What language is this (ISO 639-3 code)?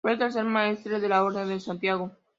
spa